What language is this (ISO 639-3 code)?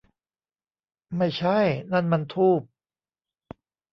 tha